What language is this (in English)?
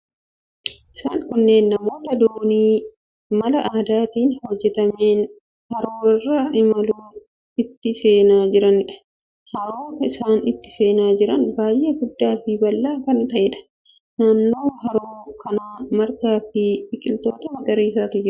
Oromo